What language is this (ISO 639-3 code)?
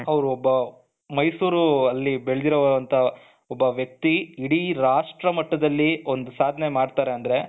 kan